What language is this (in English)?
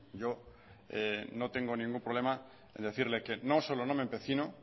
Spanish